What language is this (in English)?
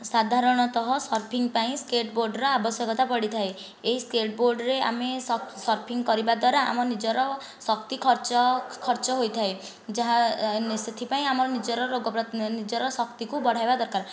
Odia